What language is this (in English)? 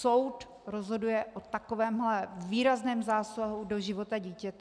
Czech